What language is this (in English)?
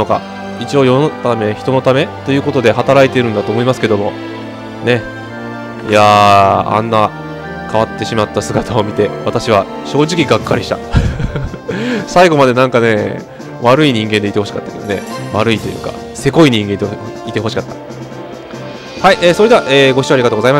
Japanese